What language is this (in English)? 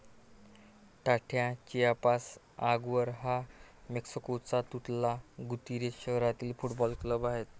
Marathi